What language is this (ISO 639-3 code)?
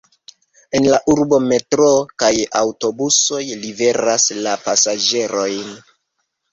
epo